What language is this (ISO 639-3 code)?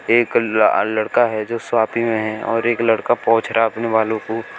hin